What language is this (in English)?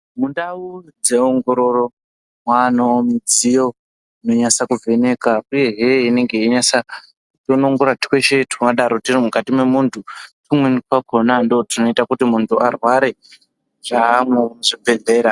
Ndau